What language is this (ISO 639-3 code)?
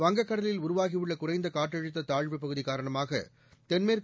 tam